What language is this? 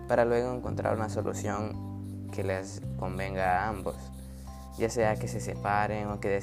Spanish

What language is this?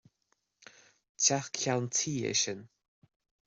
Irish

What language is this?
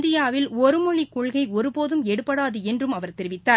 Tamil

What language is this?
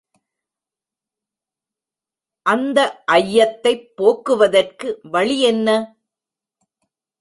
Tamil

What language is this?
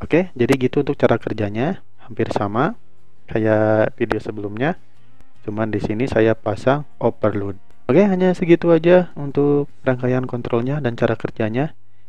Indonesian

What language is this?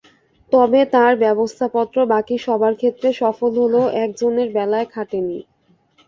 Bangla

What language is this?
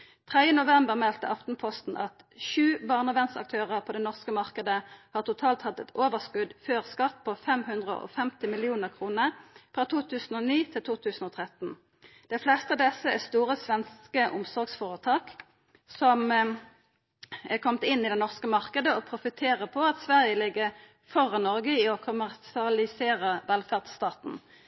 Norwegian Nynorsk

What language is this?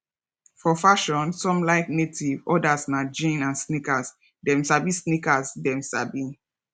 Nigerian Pidgin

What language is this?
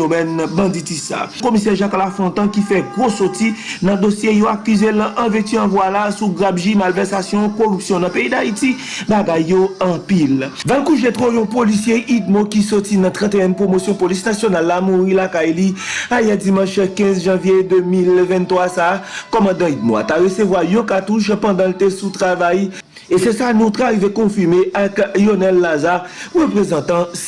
French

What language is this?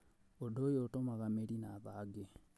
Kikuyu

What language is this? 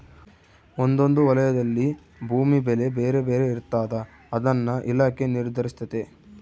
Kannada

